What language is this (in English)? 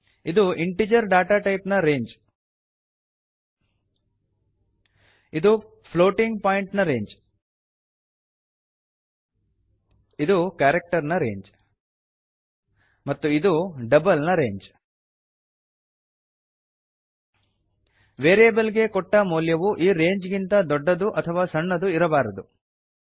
Kannada